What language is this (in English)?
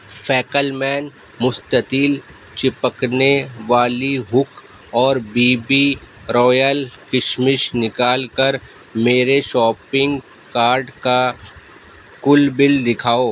Urdu